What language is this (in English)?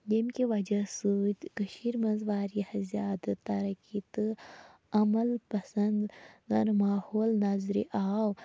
Kashmiri